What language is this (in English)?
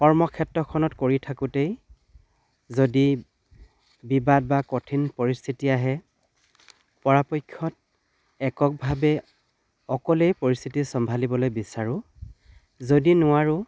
Assamese